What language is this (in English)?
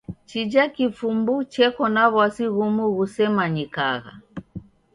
Taita